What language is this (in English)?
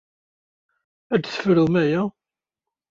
Kabyle